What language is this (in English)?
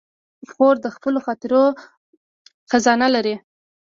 Pashto